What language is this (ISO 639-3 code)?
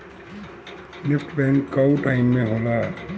bho